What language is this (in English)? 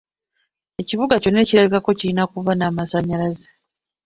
Ganda